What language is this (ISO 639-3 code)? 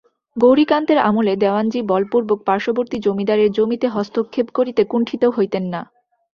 ben